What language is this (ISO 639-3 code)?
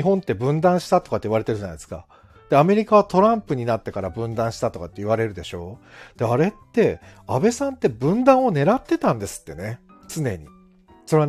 jpn